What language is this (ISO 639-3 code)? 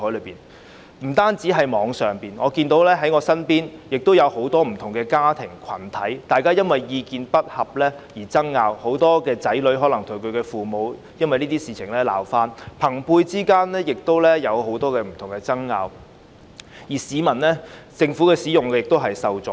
yue